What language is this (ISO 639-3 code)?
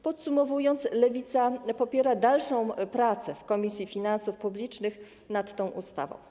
pol